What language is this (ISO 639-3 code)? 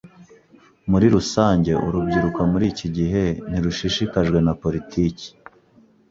kin